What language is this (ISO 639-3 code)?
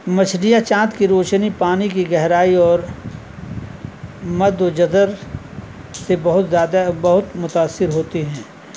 urd